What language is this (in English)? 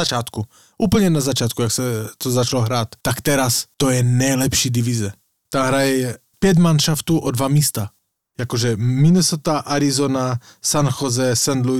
Slovak